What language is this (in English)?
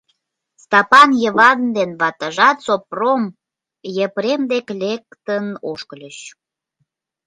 Mari